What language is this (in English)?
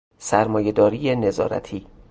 Persian